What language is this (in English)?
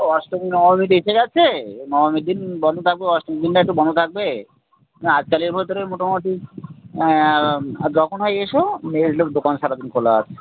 Bangla